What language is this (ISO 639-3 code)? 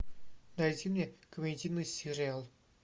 rus